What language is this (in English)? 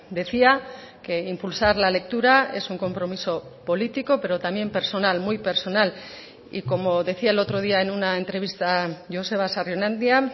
Spanish